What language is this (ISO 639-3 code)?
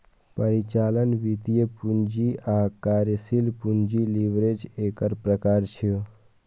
mai